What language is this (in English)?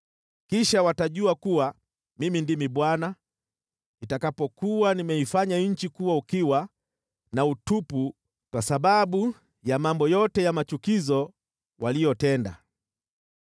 Swahili